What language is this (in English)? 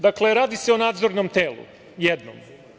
Serbian